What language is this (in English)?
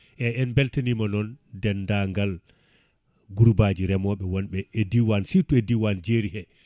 Fula